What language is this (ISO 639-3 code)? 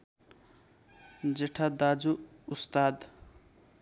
nep